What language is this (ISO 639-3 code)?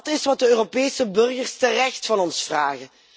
nld